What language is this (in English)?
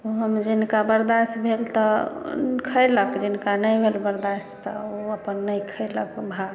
Maithili